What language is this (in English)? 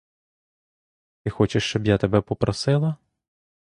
Ukrainian